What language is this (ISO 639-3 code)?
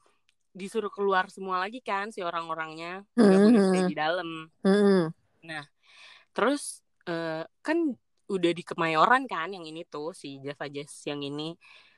ind